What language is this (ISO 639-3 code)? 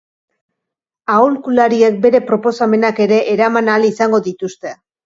eus